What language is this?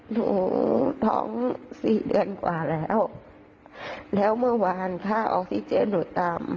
Thai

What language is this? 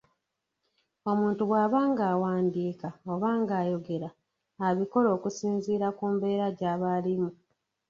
Ganda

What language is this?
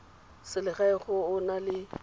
Tswana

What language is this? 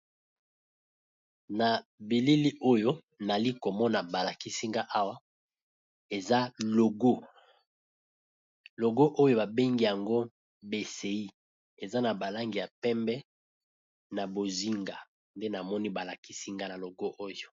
Lingala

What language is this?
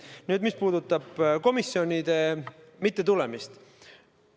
Estonian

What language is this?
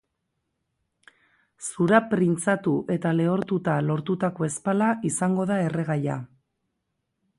Basque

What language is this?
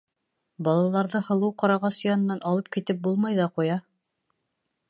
Bashkir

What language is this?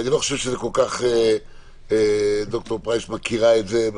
Hebrew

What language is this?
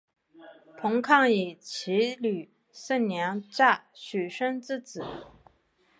Chinese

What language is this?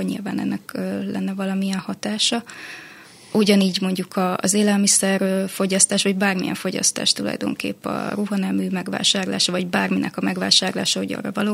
Hungarian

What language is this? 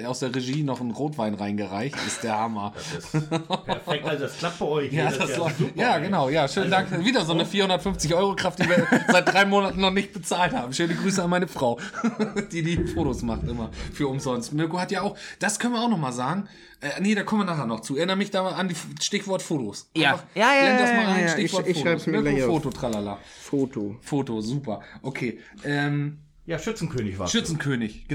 German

